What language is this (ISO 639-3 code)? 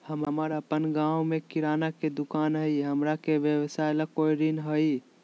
mag